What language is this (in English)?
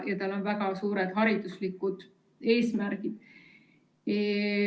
Estonian